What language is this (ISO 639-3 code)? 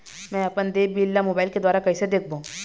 hne